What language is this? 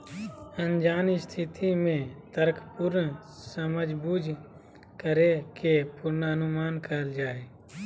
Magahi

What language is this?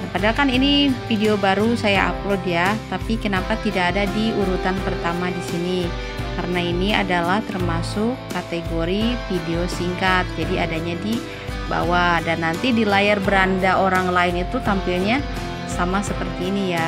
Indonesian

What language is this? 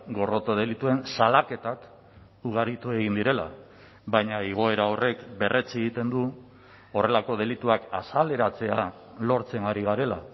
Basque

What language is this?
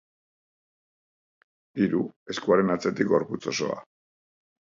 Basque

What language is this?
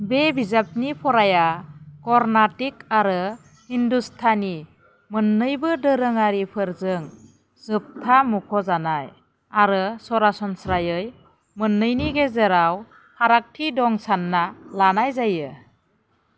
Bodo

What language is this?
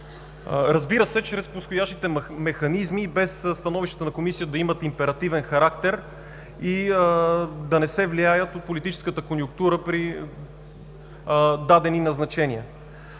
Bulgarian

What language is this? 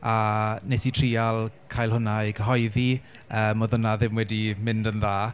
Welsh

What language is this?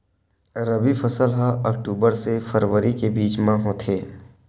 Chhattisgarhi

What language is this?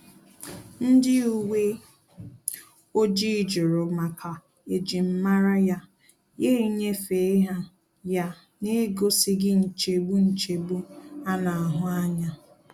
Igbo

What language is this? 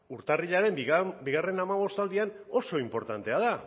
Basque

